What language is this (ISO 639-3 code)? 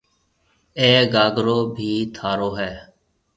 mve